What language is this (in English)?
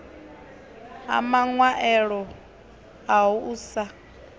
Venda